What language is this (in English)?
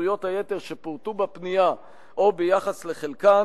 Hebrew